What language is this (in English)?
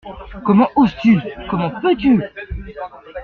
French